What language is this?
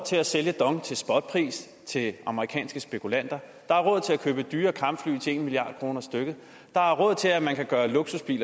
Danish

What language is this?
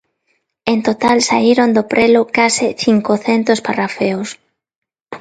Galician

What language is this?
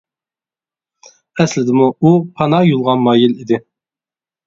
Uyghur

